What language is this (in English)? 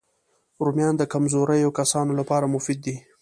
Pashto